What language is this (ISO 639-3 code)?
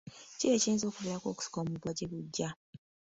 lug